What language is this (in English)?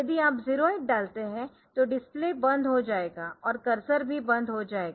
Hindi